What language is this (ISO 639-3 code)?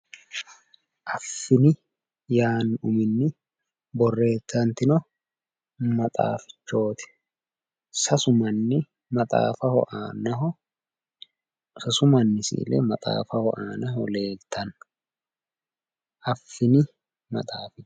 sid